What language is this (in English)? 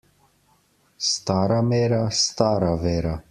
Slovenian